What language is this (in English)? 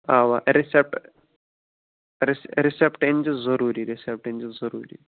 Kashmiri